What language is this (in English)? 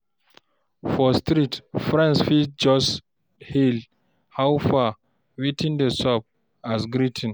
Nigerian Pidgin